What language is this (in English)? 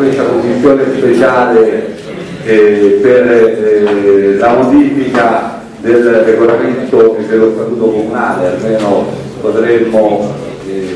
Italian